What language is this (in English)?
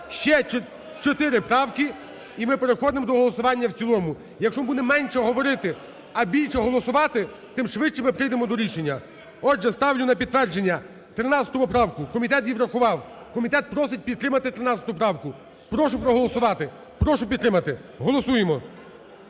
Ukrainian